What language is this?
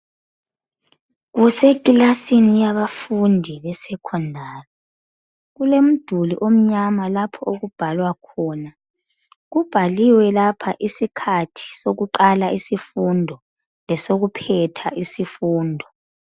North Ndebele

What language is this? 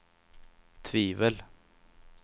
Swedish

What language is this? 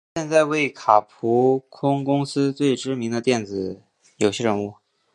Chinese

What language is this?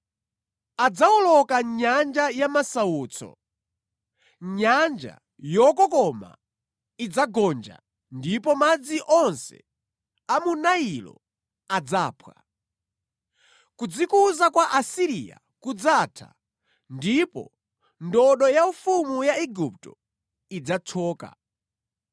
Nyanja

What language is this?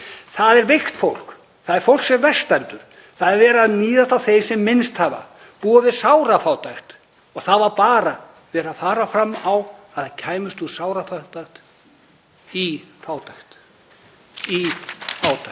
Icelandic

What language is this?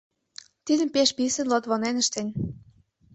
Mari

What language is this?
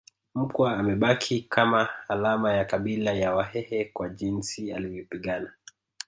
Swahili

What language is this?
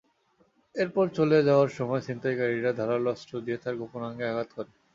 Bangla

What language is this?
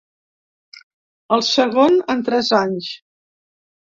Catalan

